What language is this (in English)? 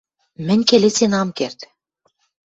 Western Mari